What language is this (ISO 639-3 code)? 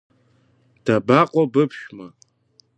abk